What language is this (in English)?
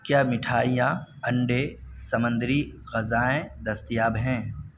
Urdu